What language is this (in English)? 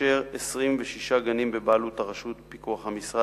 Hebrew